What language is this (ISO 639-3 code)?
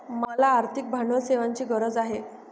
mar